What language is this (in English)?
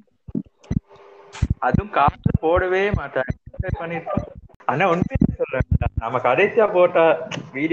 Tamil